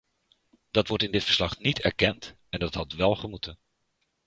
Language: Dutch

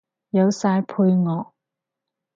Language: Cantonese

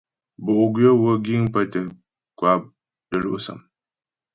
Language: Ghomala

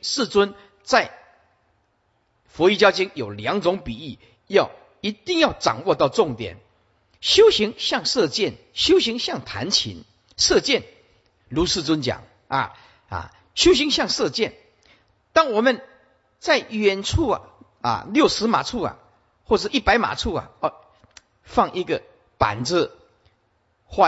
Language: Chinese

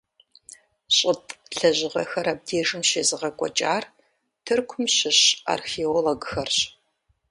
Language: Kabardian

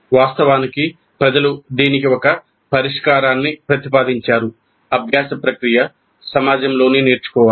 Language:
Telugu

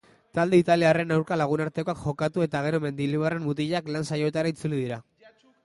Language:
Basque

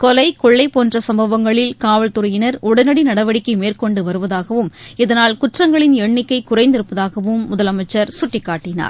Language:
Tamil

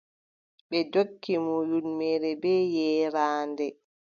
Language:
Adamawa Fulfulde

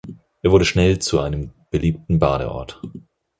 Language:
German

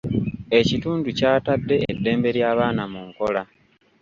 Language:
Ganda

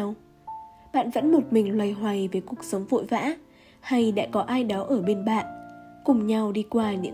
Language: Vietnamese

